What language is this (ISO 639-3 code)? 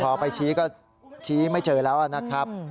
tha